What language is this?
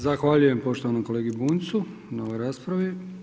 Croatian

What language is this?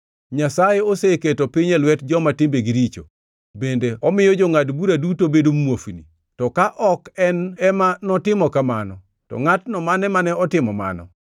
Luo (Kenya and Tanzania)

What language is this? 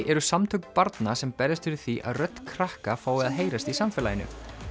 Icelandic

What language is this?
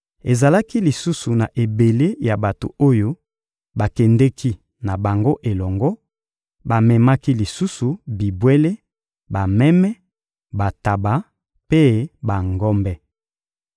Lingala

